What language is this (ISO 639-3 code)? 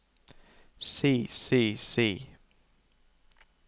nor